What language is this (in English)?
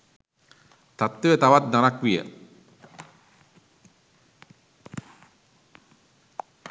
Sinhala